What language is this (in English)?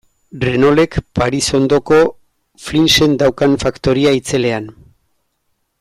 Basque